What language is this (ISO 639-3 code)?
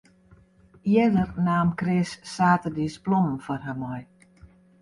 fry